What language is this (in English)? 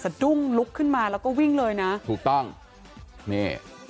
Thai